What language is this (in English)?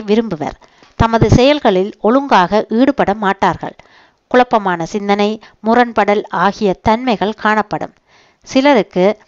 Tamil